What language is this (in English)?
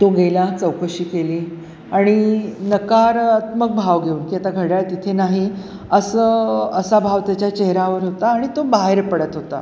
Marathi